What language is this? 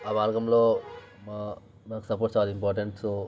Telugu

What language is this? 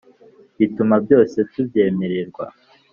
Kinyarwanda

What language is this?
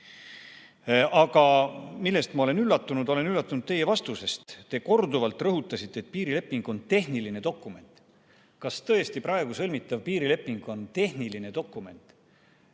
Estonian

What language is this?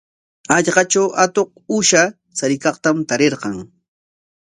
Corongo Ancash Quechua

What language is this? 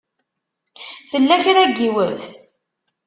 Kabyle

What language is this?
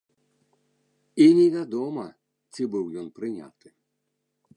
Belarusian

